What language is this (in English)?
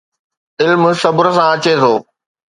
Sindhi